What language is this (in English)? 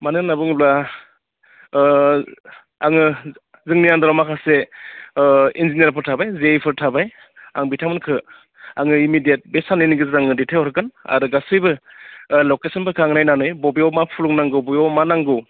Bodo